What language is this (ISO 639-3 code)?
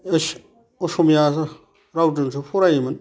brx